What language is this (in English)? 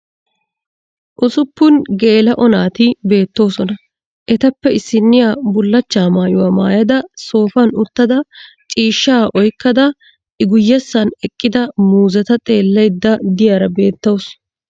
Wolaytta